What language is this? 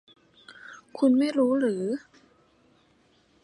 Thai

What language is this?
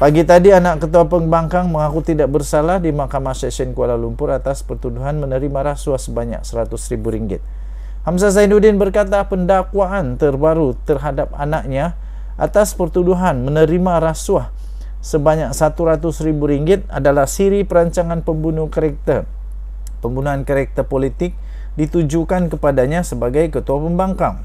Malay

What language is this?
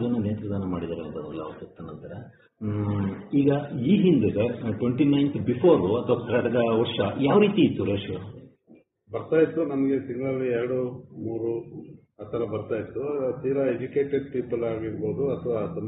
Romanian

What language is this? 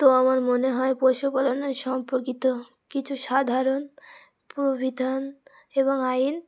Bangla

